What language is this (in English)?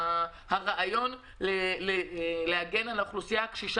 Hebrew